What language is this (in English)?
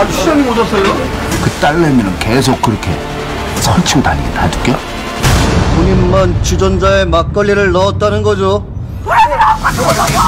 Korean